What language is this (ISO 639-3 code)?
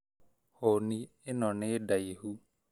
kik